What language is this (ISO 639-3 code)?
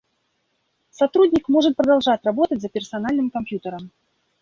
rus